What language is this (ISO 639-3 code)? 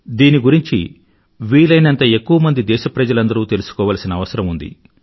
tel